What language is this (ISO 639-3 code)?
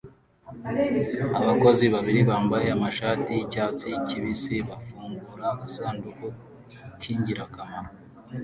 kin